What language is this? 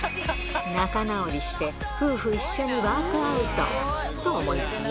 Japanese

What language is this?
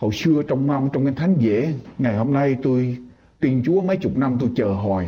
Vietnamese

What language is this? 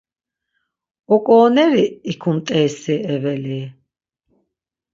Laz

